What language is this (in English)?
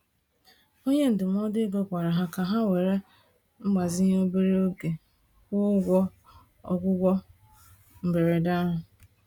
Igbo